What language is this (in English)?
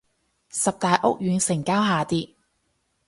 Cantonese